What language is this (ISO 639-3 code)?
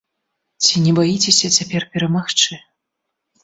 bel